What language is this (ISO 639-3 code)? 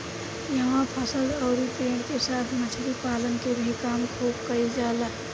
bho